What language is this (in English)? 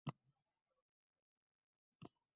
Uzbek